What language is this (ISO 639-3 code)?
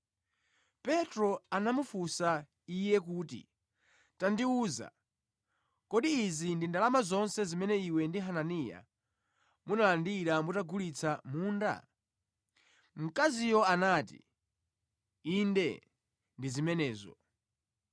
nya